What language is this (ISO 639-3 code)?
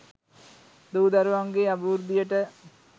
sin